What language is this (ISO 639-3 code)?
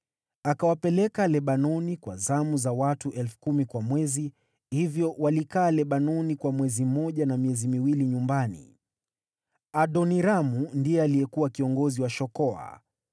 swa